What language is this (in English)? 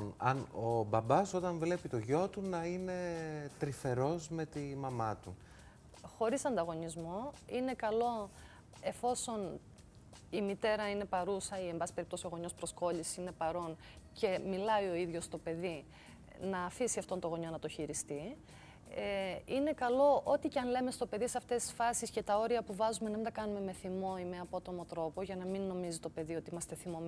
Greek